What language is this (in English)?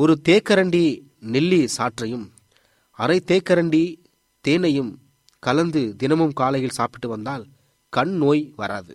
Tamil